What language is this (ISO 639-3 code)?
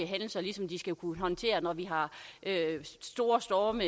dan